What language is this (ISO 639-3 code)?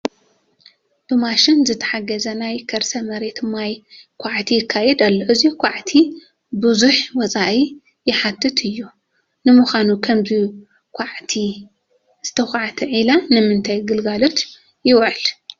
tir